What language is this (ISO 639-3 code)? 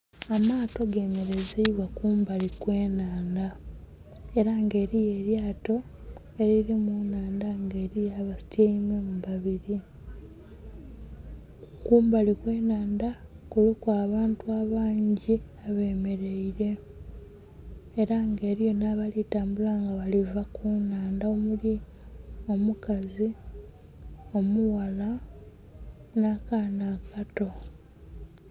xog